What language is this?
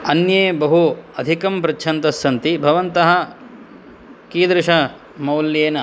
Sanskrit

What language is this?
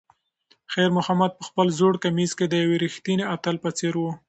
Pashto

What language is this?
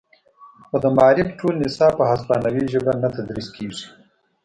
Pashto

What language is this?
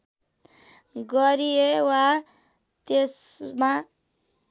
Nepali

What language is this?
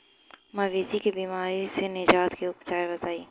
Bhojpuri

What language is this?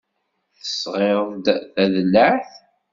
Kabyle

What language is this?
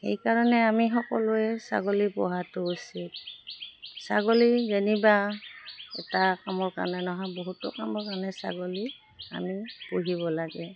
Assamese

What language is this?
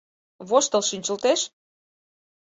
Mari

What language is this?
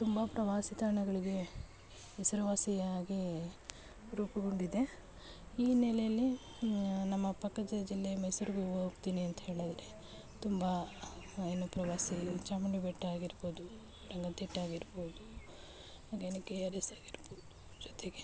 Kannada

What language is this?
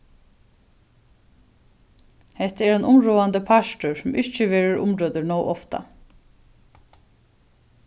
Faroese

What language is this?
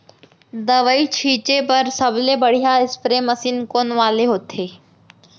Chhattisgarhi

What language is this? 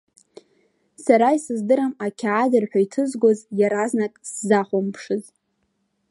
Abkhazian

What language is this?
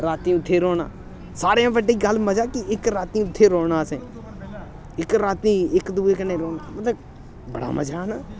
Dogri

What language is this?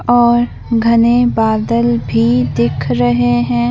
Hindi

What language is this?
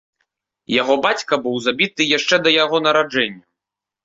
Belarusian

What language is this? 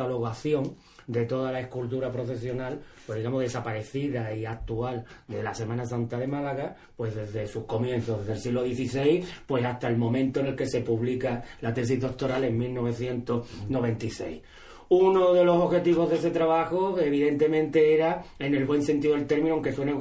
Spanish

